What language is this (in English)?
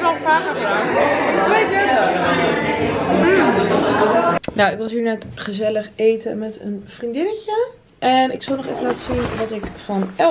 Dutch